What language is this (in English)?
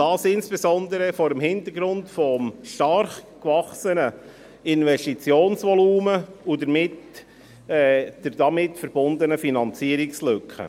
Swiss German